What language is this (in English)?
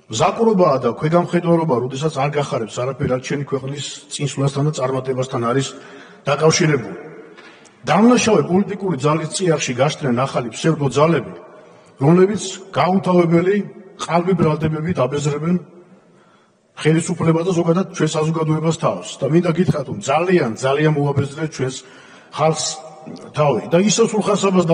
Czech